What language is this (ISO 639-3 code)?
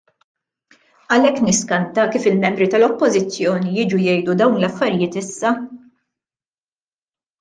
mlt